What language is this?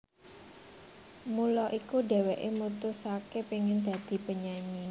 Javanese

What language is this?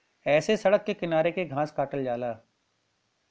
Bhojpuri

